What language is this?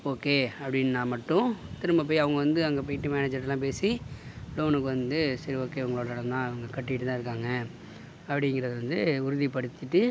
Tamil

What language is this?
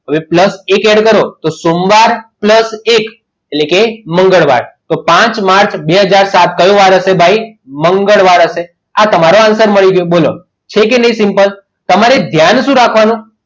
Gujarati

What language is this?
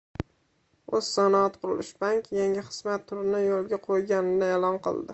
Uzbek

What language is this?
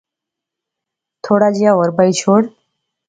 Pahari-Potwari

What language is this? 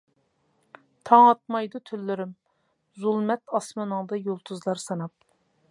Uyghur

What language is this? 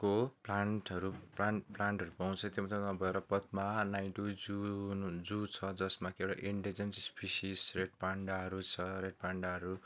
Nepali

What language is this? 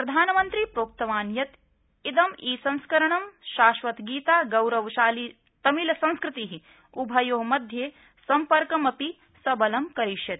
Sanskrit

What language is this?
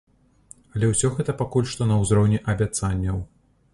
Belarusian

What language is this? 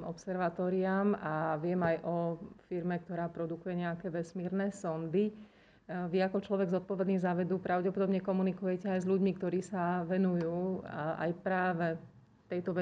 Slovak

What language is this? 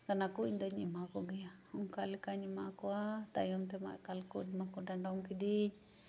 Santali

